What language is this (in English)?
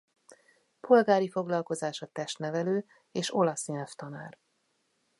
Hungarian